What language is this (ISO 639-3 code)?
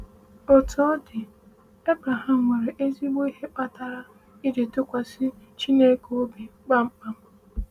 ibo